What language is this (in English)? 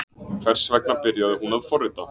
Icelandic